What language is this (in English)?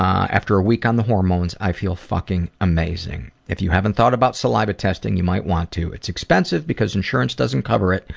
English